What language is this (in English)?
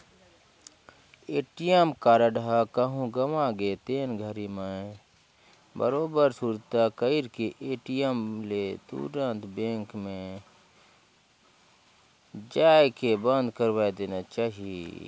Chhattisgarhi